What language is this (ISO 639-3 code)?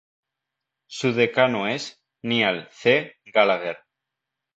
spa